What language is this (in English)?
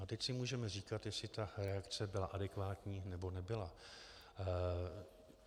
Czech